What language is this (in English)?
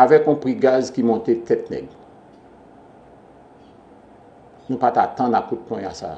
French